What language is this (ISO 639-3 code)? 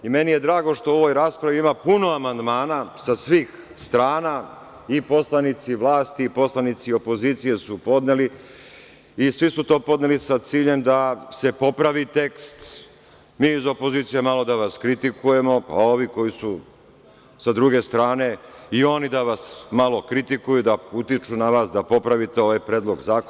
srp